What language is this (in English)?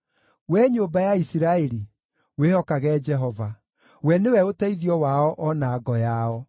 Kikuyu